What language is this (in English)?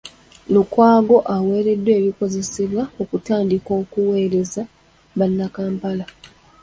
Ganda